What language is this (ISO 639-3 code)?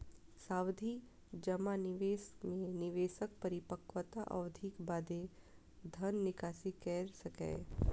mai